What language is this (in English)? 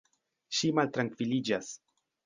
Esperanto